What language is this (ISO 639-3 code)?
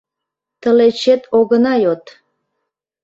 chm